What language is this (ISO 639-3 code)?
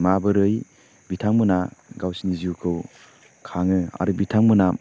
brx